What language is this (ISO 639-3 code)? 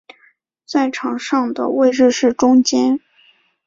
zho